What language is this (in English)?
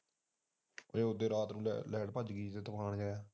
Punjabi